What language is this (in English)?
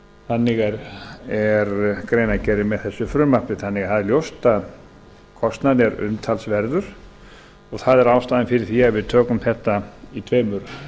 Icelandic